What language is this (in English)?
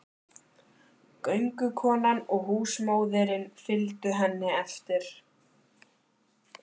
Icelandic